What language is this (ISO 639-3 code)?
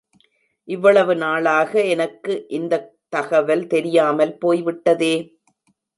tam